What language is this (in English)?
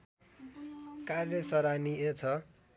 Nepali